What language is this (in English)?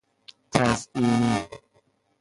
Persian